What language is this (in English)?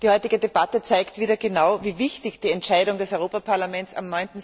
German